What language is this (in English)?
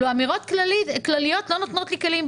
Hebrew